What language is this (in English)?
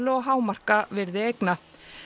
Icelandic